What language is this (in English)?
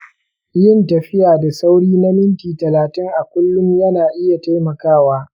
Hausa